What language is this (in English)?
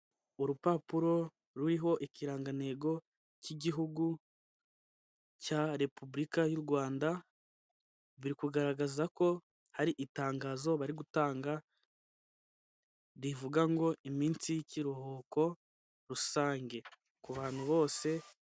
Kinyarwanda